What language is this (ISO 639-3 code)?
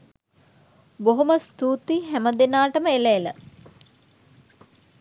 sin